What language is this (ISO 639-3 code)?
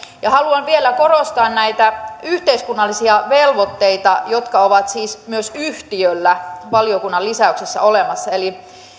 fin